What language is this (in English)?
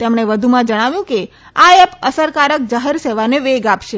Gujarati